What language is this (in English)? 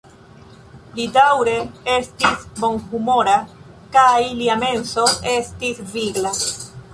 Esperanto